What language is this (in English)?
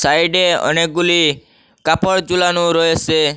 Bangla